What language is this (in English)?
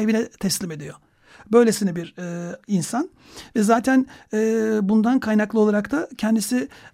Turkish